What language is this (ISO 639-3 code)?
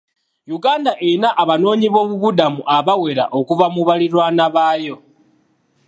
lug